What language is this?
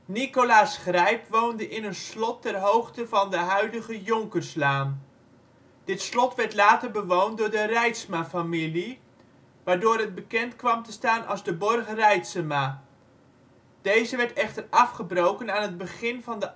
Dutch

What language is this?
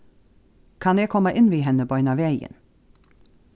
Faroese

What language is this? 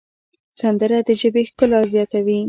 Pashto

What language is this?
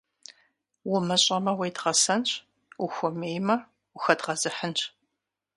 Kabardian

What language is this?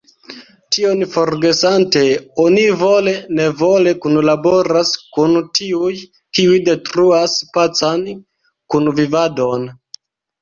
Esperanto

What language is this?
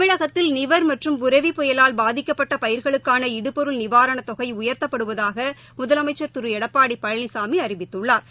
Tamil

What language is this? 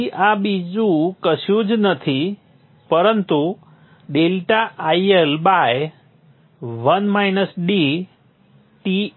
Gujarati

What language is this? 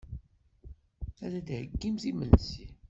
Kabyle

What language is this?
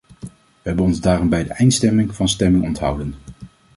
Dutch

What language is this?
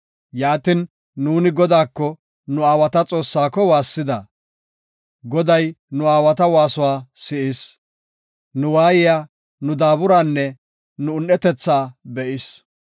Gofa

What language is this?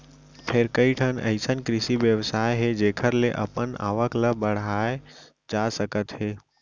Chhattisgarhi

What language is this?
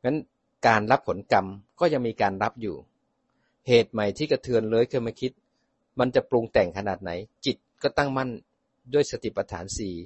Thai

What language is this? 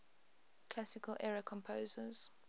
English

